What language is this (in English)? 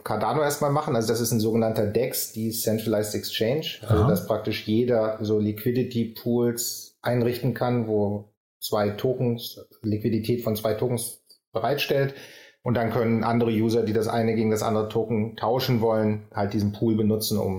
German